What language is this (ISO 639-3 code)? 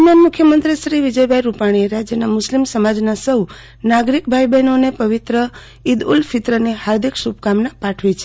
guj